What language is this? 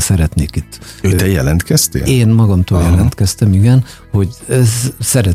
Hungarian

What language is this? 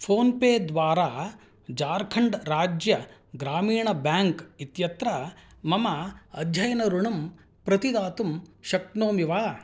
Sanskrit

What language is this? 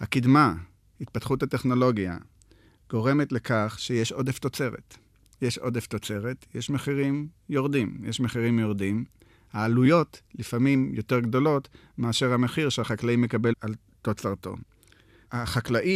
Hebrew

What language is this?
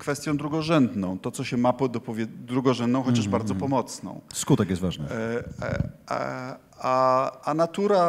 Polish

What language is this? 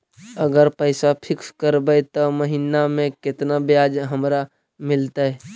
Magahi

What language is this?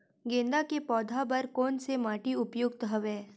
Chhattisgarhi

